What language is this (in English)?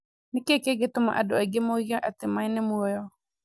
Kikuyu